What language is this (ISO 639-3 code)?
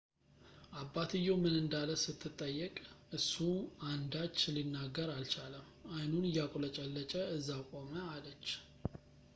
amh